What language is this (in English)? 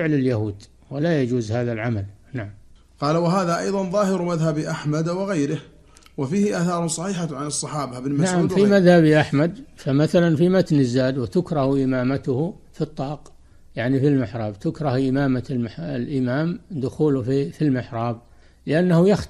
Arabic